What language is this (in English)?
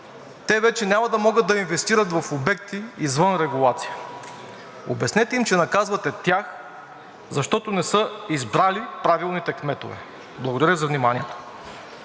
Bulgarian